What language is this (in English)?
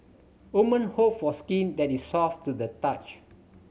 English